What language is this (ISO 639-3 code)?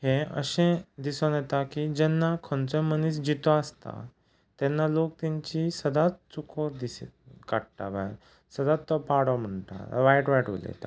kok